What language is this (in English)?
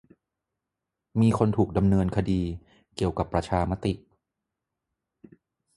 Thai